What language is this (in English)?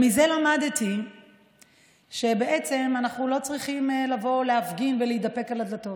Hebrew